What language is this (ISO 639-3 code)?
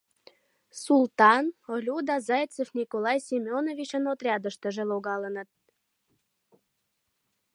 chm